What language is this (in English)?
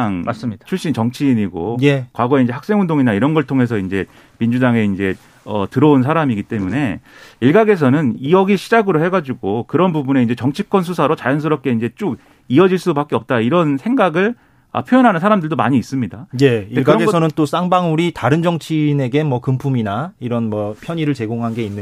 Korean